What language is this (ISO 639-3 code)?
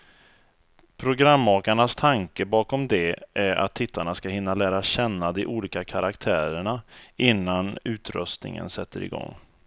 swe